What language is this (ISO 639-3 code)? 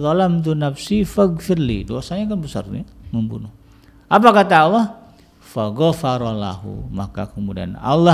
ind